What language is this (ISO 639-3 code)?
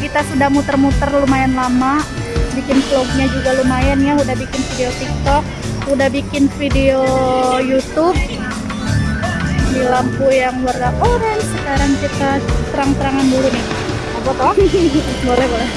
ind